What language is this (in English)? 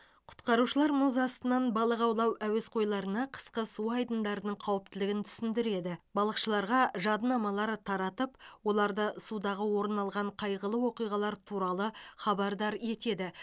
Kazakh